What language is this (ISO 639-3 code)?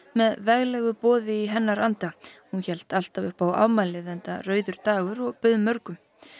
isl